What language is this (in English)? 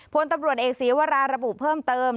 Thai